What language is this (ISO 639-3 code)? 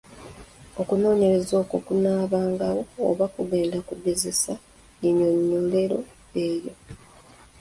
lug